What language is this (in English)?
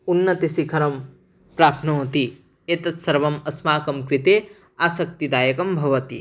Sanskrit